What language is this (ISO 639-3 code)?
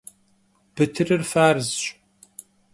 kbd